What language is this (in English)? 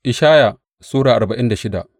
Hausa